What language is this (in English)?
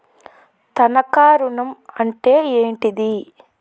Telugu